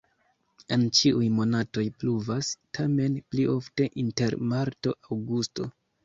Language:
Esperanto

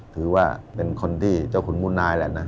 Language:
Thai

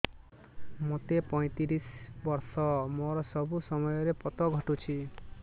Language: Odia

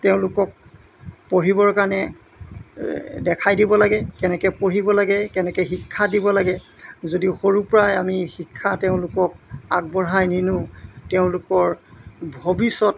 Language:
Assamese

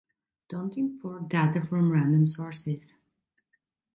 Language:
English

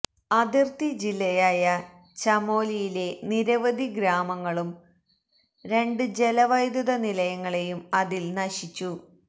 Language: Malayalam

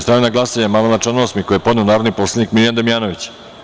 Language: Serbian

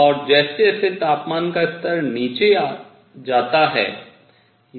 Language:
Hindi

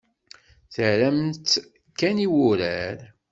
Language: Kabyle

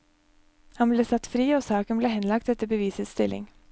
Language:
Norwegian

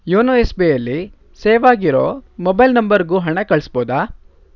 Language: Kannada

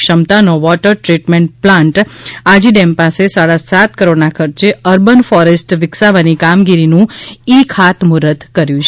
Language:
Gujarati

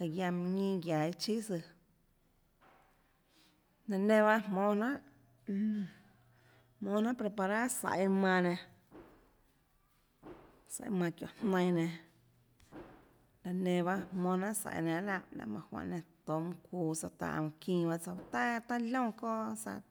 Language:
Tlacoatzintepec Chinantec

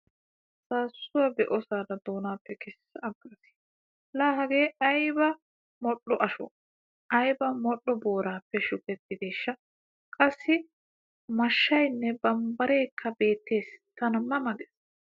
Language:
Wolaytta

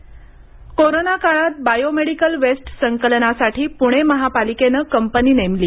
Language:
Marathi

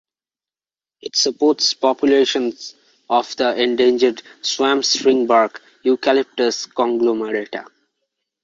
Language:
English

